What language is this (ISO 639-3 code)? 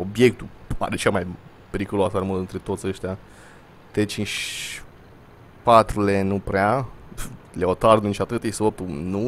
ron